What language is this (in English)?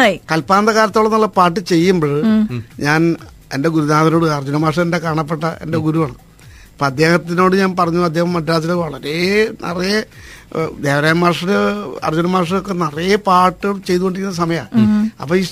Malayalam